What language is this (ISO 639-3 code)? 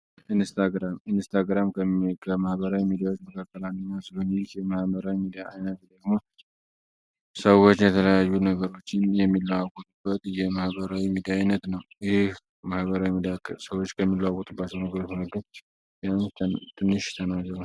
amh